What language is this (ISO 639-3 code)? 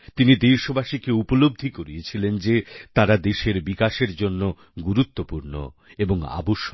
ben